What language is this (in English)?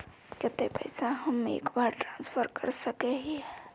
Magahi